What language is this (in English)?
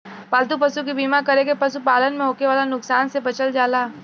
Bhojpuri